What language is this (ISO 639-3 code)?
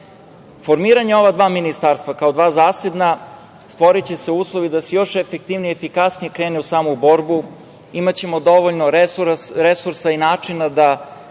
srp